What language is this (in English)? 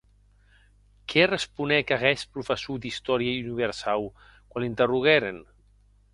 Occitan